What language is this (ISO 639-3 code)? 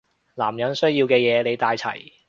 yue